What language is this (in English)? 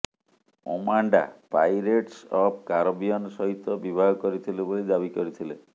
Odia